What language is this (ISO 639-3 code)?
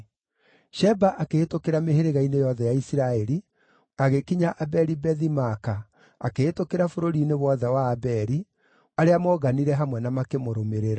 kik